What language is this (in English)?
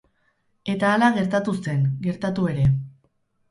Basque